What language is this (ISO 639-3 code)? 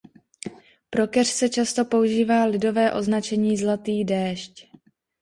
ces